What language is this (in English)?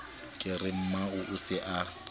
Southern Sotho